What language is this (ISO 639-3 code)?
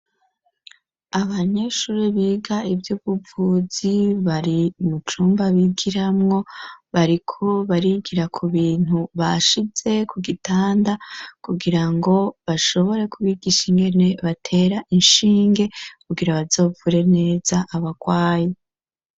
run